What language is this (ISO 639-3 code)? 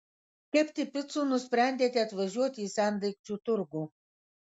lit